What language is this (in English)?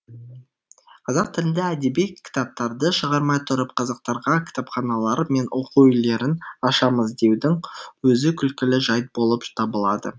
Kazakh